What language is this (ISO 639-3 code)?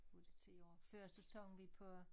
dan